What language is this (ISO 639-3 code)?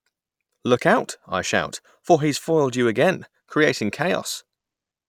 eng